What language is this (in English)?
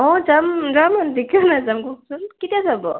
Assamese